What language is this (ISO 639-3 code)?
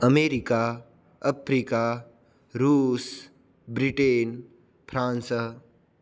san